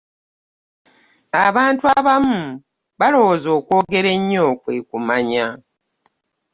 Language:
Ganda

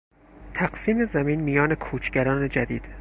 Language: Persian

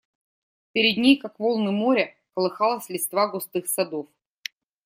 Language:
Russian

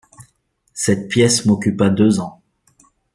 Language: French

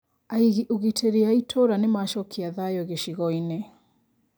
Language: Kikuyu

